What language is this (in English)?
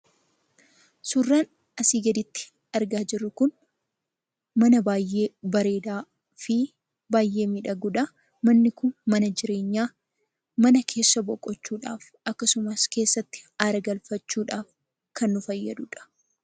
Oromo